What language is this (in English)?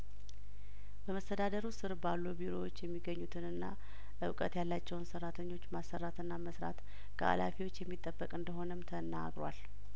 Amharic